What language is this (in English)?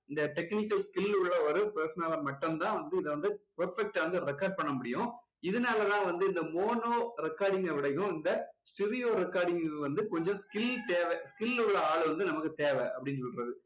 Tamil